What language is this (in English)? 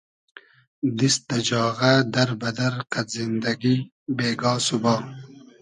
Hazaragi